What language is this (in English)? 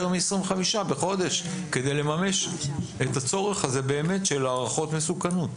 Hebrew